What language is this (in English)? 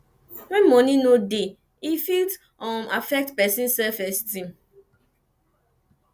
Nigerian Pidgin